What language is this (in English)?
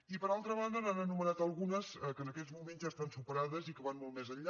Catalan